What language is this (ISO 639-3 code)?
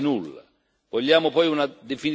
ita